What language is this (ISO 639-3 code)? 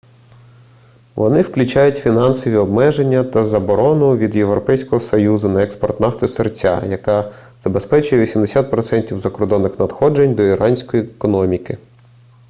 ukr